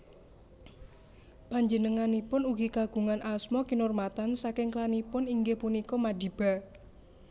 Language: Javanese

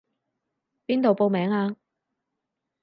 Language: Cantonese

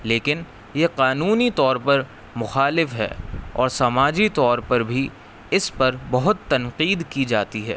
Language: Urdu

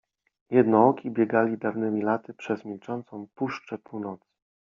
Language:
Polish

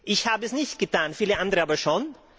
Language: German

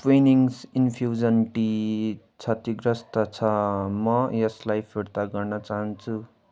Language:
Nepali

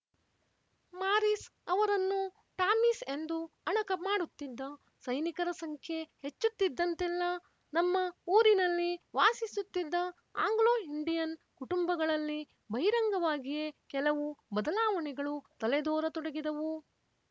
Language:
Kannada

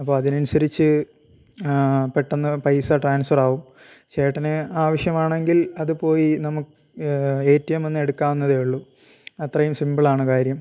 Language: Malayalam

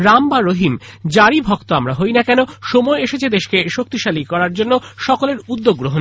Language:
Bangla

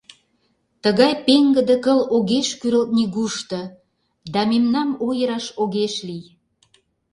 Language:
Mari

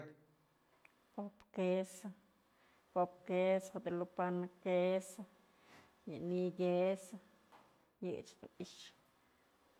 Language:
Mazatlán Mixe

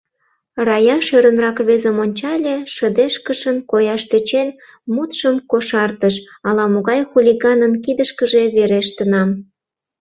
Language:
Mari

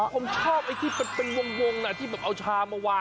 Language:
Thai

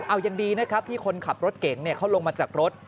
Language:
Thai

